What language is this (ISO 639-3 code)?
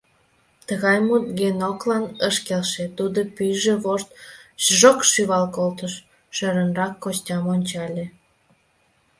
chm